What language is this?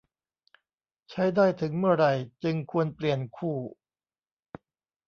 Thai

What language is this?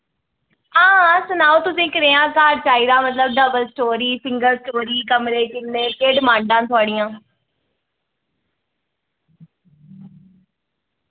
Dogri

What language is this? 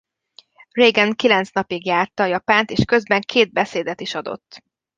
Hungarian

